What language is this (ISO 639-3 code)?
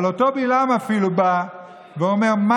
heb